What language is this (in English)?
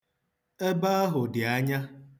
Igbo